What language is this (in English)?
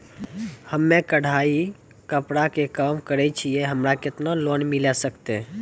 Maithili